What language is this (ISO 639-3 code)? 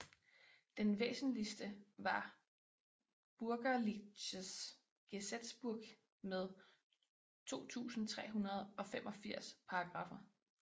dan